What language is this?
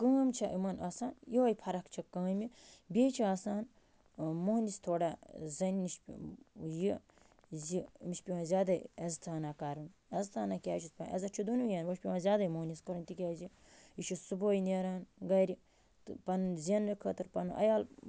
Kashmiri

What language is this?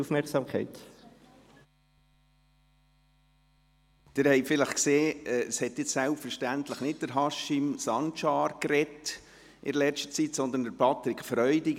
Swiss German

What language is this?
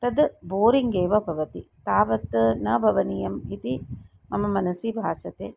Sanskrit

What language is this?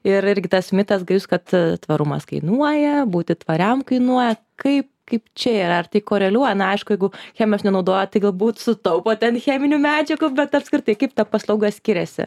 Lithuanian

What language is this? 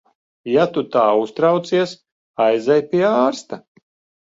Latvian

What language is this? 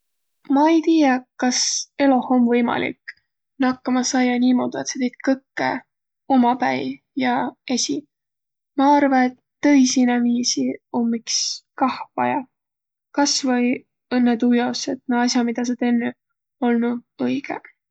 Võro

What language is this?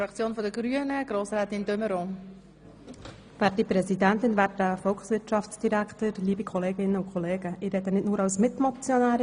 Swiss German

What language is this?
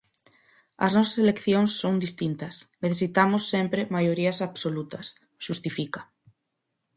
Galician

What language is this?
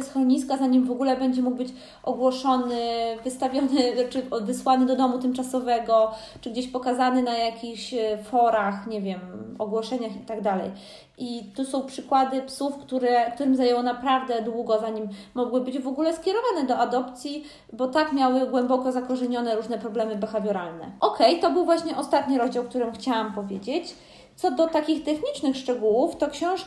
Polish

